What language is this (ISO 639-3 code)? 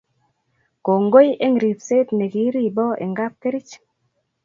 kln